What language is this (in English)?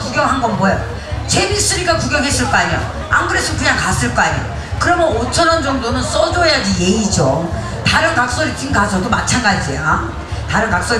Korean